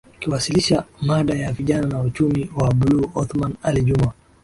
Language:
Swahili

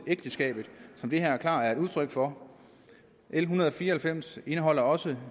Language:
Danish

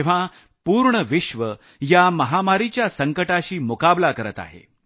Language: Marathi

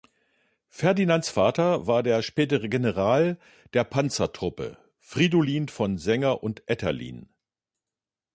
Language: German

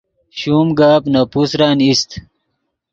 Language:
Yidgha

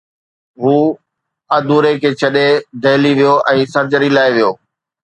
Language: Sindhi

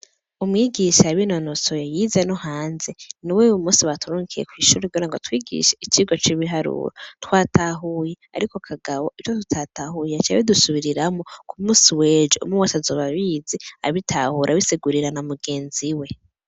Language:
Rundi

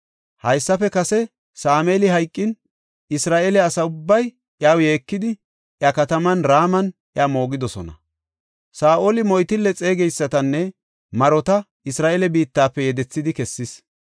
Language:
Gofa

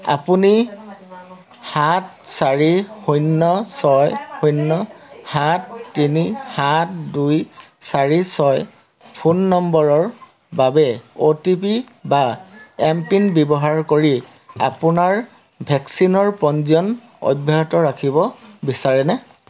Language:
Assamese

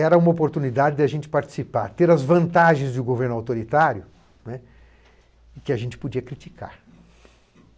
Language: Portuguese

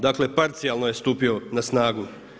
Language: Croatian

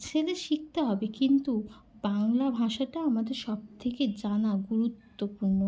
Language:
Bangla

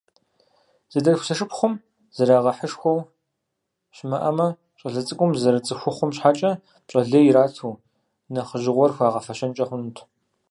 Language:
Kabardian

